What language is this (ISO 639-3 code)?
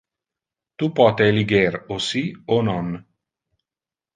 ina